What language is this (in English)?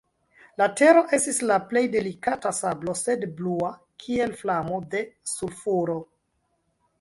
Esperanto